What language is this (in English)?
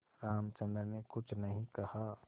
Hindi